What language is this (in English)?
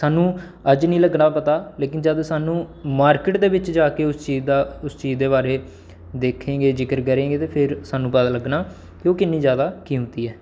Dogri